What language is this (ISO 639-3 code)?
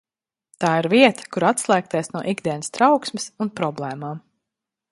lav